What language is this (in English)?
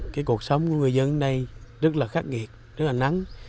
Vietnamese